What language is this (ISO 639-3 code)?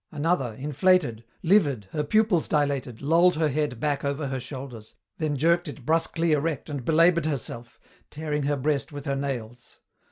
eng